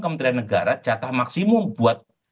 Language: Indonesian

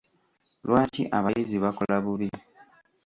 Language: Ganda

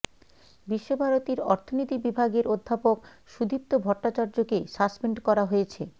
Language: Bangla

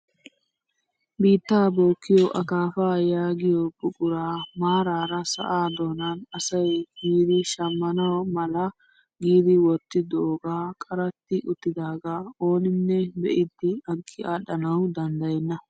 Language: Wolaytta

